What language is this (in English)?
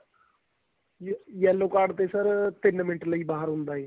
Punjabi